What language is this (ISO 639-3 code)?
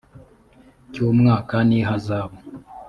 kin